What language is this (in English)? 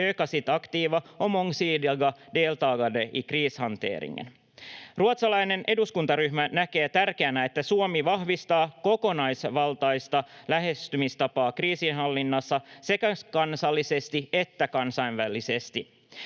Finnish